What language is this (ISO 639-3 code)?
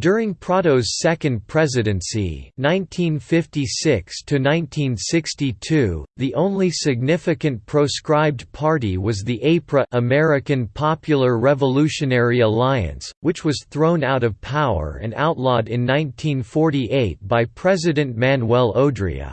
eng